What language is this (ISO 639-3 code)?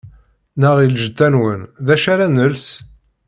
kab